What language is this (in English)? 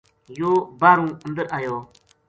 Gujari